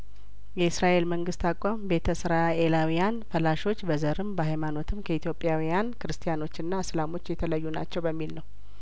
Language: Amharic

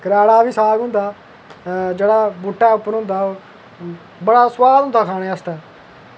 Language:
Dogri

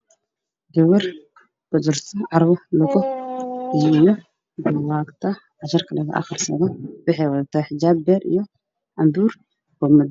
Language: Somali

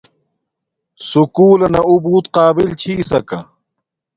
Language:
Domaaki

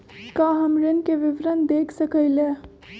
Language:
Magahi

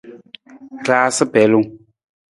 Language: Nawdm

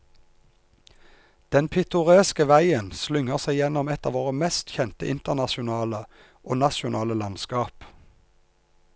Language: Norwegian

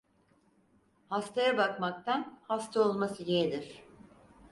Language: Turkish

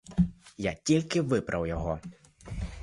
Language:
Ukrainian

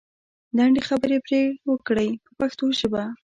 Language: Pashto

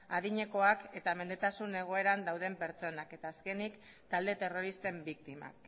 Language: Basque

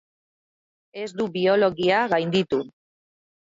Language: Basque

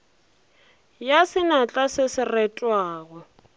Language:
Northern Sotho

